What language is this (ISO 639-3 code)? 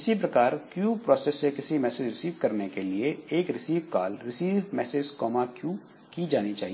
hin